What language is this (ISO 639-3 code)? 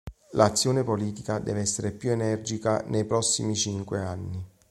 ita